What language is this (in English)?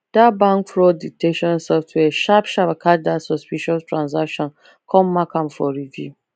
Nigerian Pidgin